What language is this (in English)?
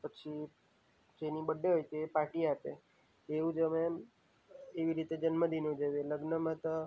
Gujarati